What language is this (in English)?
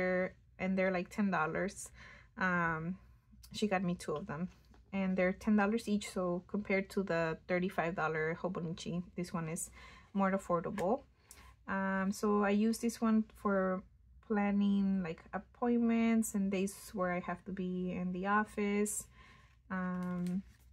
English